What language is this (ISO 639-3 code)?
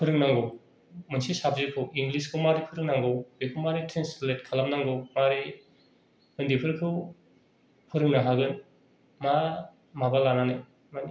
brx